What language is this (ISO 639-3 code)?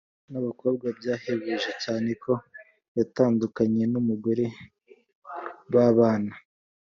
kin